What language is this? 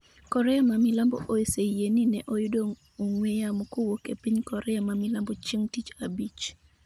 Luo (Kenya and Tanzania)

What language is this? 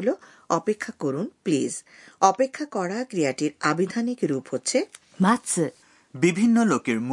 Bangla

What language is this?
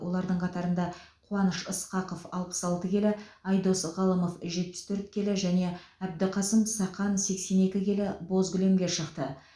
Kazakh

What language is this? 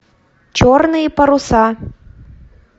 Russian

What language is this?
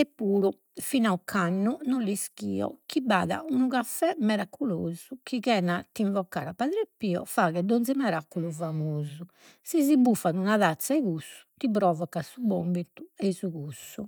Sardinian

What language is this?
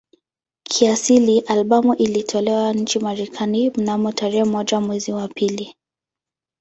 Swahili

